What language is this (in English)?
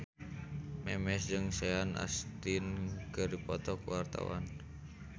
Sundanese